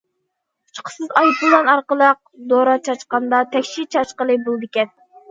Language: Uyghur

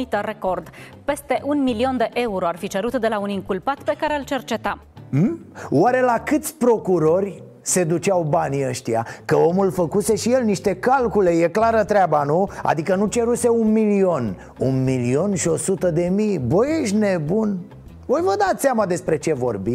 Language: Romanian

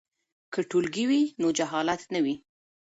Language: Pashto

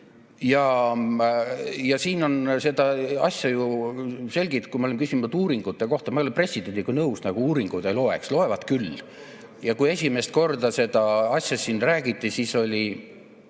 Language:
Estonian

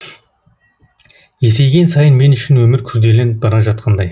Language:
Kazakh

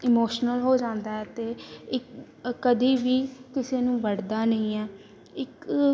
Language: Punjabi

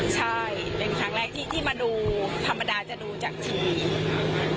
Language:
Thai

